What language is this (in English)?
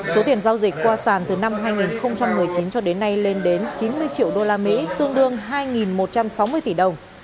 Vietnamese